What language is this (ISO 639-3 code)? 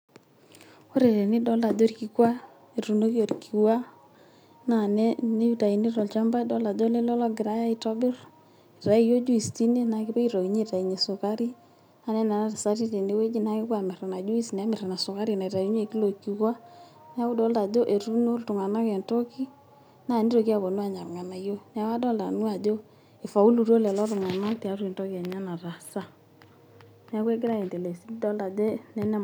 mas